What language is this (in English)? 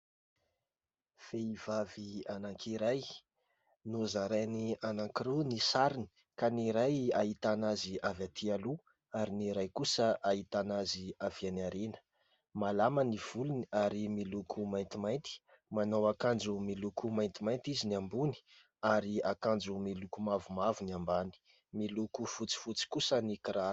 Malagasy